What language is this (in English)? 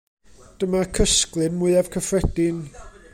Welsh